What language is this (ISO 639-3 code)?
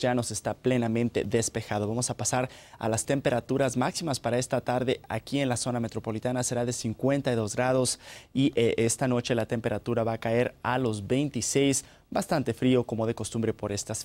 spa